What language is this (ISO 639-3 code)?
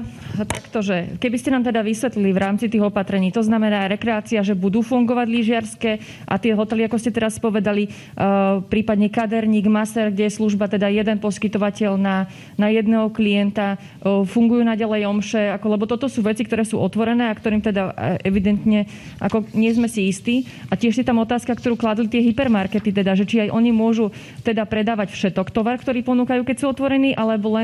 slk